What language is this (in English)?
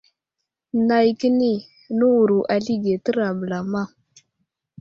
Wuzlam